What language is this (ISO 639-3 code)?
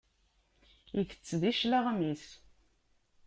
kab